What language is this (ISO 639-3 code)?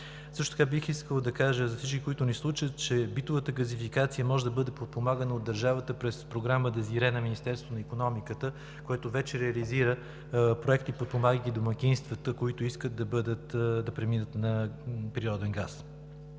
bul